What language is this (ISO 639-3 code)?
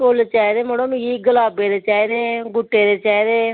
doi